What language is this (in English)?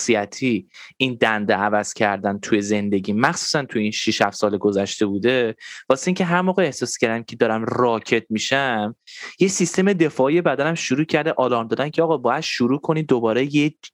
Persian